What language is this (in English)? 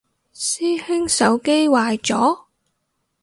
Cantonese